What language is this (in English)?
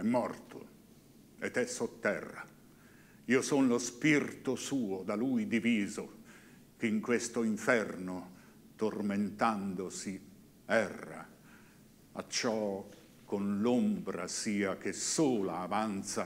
Italian